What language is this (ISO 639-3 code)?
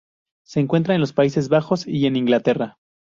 spa